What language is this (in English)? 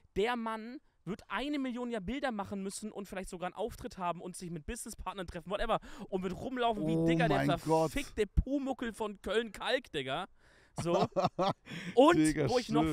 German